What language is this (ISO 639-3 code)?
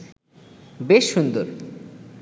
ben